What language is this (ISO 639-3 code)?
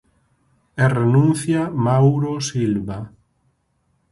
glg